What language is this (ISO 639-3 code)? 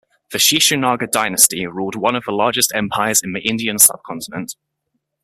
eng